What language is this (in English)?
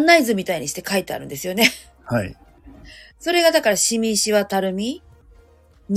Japanese